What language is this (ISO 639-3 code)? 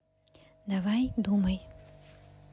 rus